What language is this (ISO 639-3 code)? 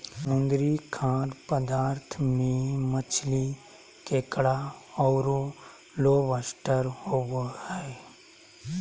mag